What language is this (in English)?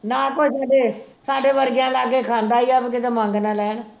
Punjabi